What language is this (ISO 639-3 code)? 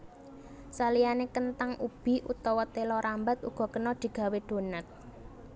jav